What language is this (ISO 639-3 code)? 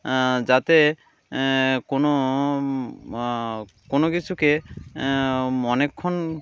ben